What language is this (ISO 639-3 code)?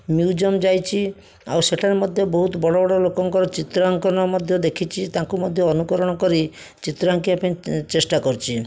ori